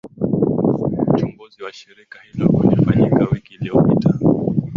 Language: Swahili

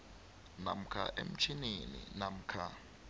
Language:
South Ndebele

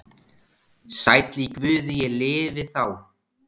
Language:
Icelandic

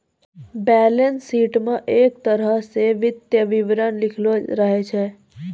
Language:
Maithili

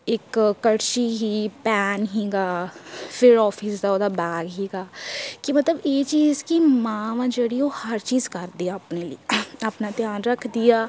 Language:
Punjabi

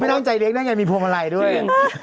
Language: Thai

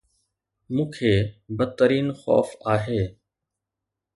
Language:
Sindhi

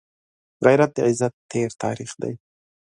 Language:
Pashto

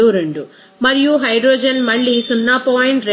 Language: Telugu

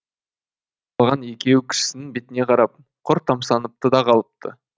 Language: Kazakh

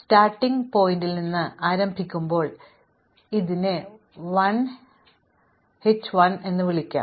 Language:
Malayalam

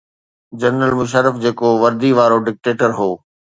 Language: Sindhi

